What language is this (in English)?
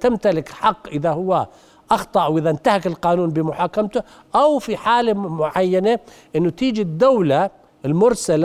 Arabic